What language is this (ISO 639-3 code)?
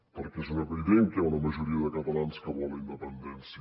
cat